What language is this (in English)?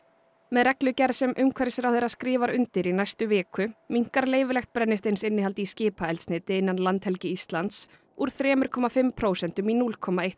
Icelandic